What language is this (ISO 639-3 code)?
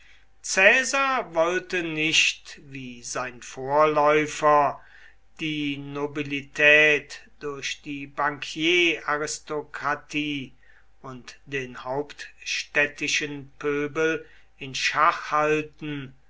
deu